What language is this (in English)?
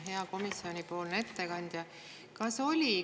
Estonian